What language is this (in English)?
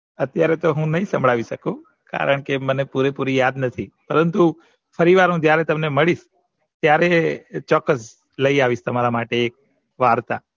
Gujarati